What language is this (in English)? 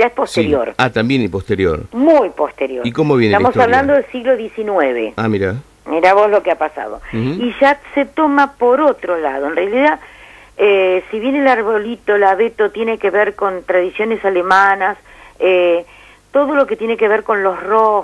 Spanish